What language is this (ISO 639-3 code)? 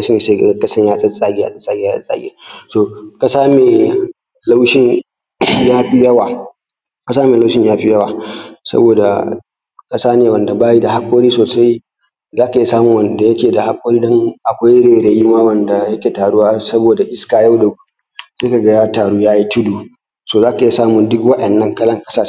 hau